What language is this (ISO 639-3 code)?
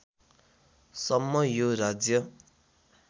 nep